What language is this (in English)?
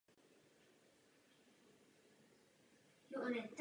Czech